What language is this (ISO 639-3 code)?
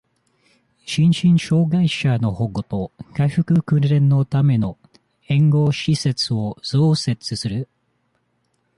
jpn